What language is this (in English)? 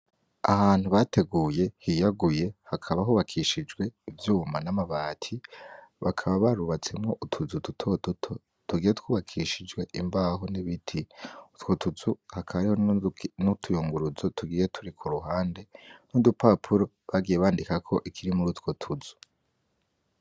Rundi